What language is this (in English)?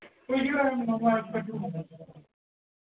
Dogri